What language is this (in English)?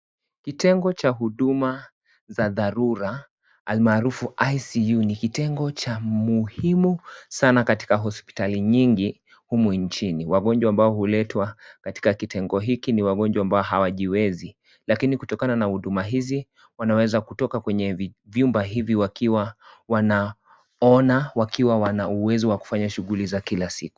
Swahili